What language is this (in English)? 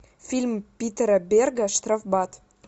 Russian